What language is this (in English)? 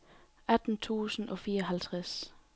Danish